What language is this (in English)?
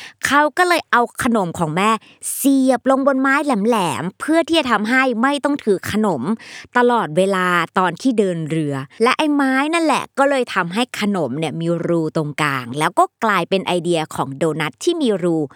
Thai